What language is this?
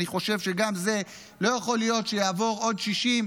Hebrew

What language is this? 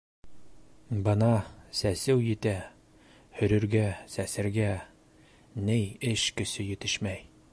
Bashkir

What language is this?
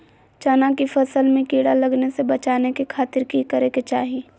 Magahi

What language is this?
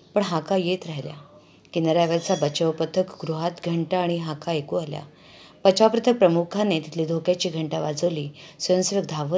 Marathi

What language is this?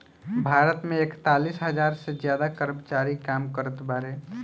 Bhojpuri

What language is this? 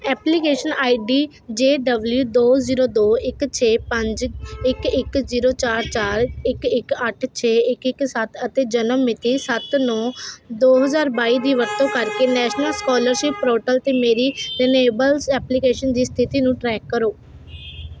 Punjabi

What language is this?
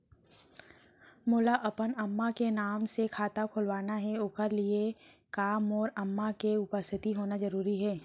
Chhattisgarhi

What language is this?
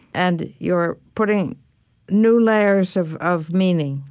English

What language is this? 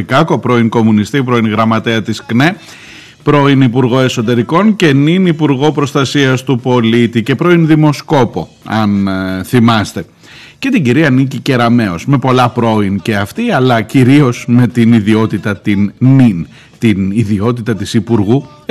Greek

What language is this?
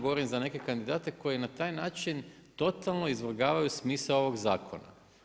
Croatian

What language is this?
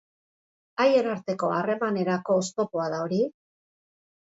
Basque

